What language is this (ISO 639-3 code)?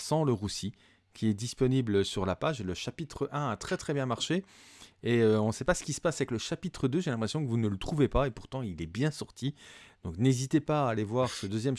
fra